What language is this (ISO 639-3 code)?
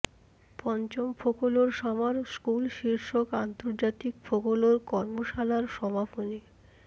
ben